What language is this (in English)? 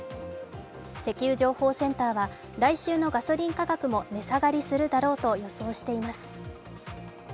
Japanese